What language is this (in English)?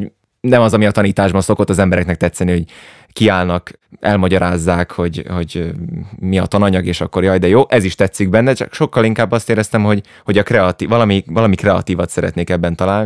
Hungarian